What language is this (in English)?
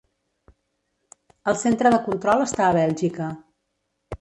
Catalan